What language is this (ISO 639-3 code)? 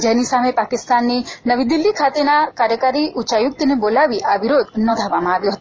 guj